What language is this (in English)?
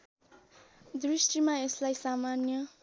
Nepali